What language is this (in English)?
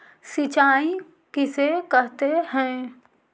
Magahi